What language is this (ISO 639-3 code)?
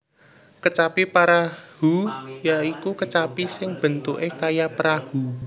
jav